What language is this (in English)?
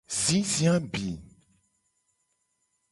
Gen